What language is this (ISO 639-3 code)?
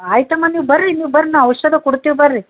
kan